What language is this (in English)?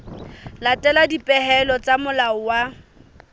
Southern Sotho